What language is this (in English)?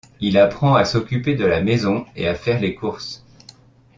French